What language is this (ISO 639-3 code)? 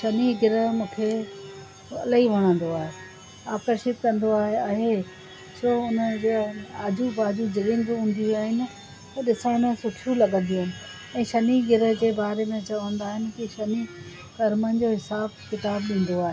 snd